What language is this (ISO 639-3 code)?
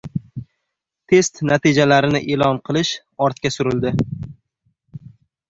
uzb